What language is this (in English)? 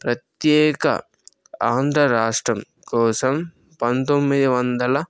Telugu